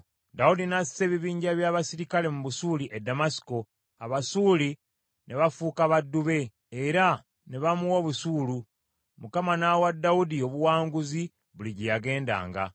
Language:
Ganda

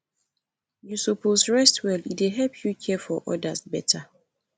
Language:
Nigerian Pidgin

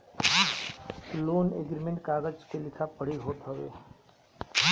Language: Bhojpuri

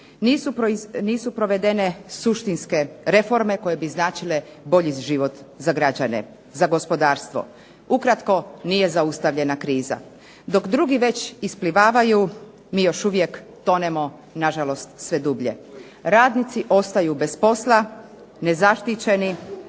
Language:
Croatian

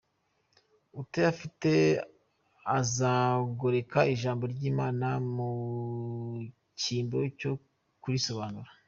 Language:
Kinyarwanda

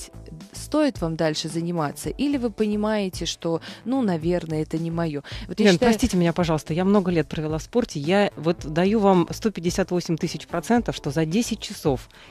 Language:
Russian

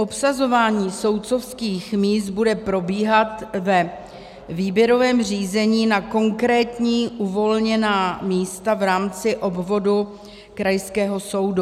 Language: Czech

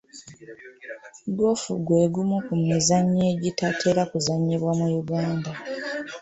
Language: Ganda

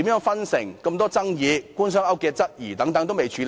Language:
Cantonese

